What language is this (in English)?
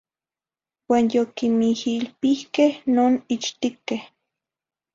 Zacatlán-Ahuacatlán-Tepetzintla Nahuatl